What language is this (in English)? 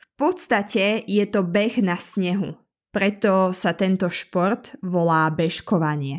Slovak